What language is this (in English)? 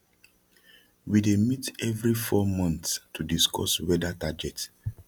Nigerian Pidgin